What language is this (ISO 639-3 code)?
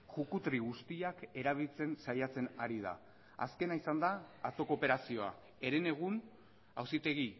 eus